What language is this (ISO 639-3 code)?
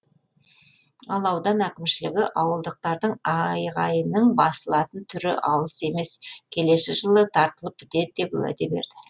kaz